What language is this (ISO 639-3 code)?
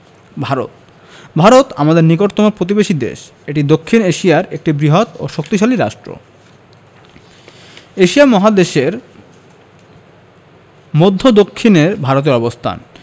ben